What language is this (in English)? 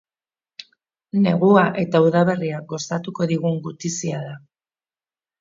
Basque